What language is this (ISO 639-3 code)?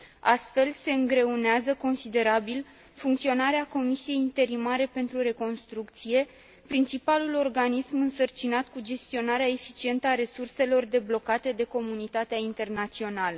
ron